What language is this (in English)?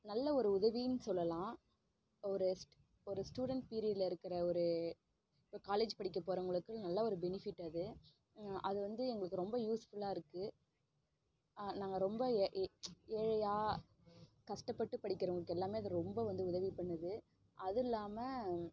Tamil